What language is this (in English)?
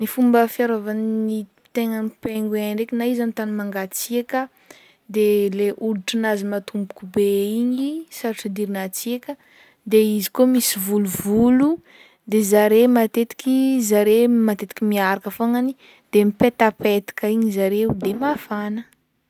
Northern Betsimisaraka Malagasy